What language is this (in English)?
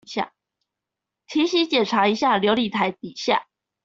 Chinese